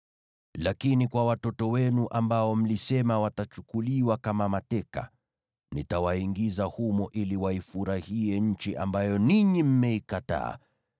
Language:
Swahili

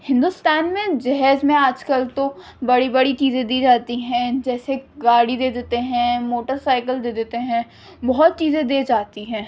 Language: Urdu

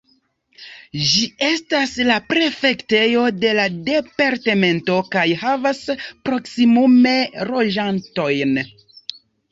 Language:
Esperanto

